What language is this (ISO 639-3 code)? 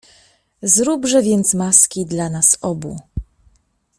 pol